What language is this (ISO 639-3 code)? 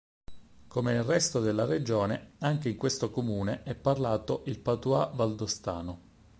ita